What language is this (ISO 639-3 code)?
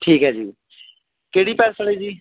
pan